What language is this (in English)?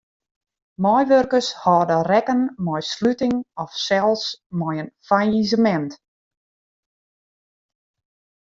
Western Frisian